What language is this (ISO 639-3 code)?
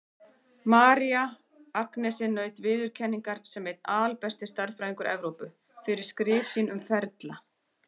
isl